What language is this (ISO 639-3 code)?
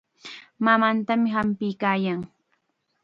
qxa